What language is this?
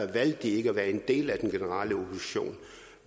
Danish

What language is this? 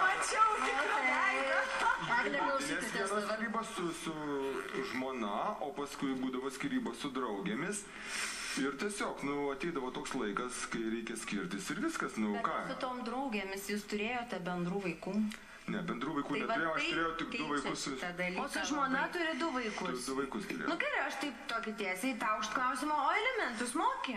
Lithuanian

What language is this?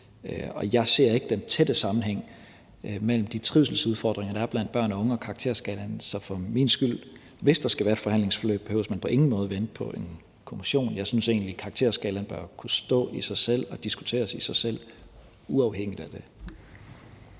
Danish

